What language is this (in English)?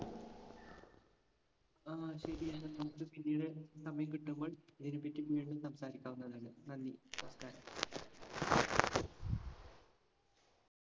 Malayalam